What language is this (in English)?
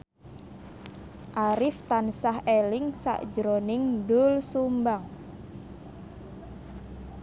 Javanese